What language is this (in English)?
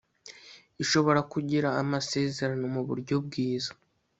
Kinyarwanda